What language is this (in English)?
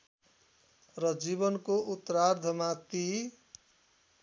Nepali